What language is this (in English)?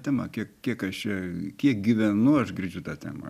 Lithuanian